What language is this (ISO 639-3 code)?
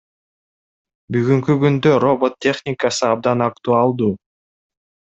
kir